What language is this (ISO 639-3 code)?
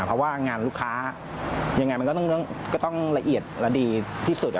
tha